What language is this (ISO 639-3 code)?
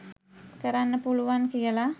sin